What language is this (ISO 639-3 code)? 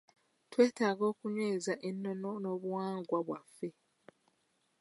lug